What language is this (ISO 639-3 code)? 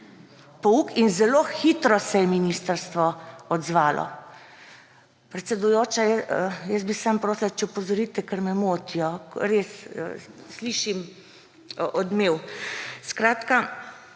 slv